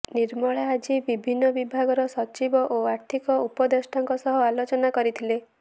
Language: Odia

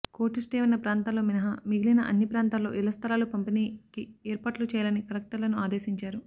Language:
Telugu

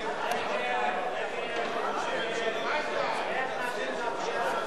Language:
Hebrew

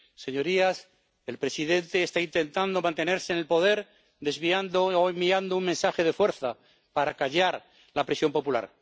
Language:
Spanish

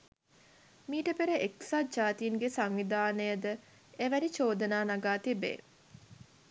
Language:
Sinhala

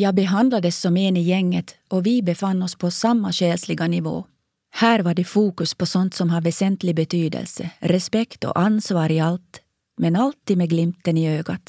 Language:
Swedish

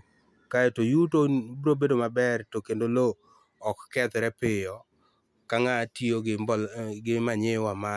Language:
Luo (Kenya and Tanzania)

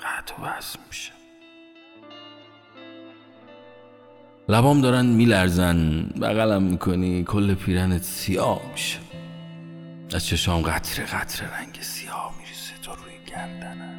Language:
Persian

